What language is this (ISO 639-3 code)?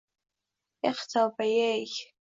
uzb